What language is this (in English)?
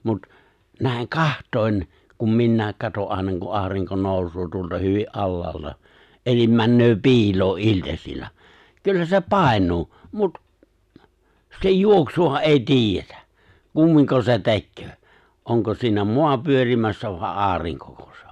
Finnish